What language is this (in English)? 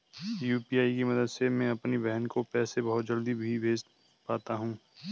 Hindi